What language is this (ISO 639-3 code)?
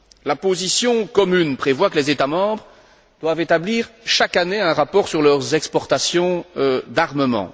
fra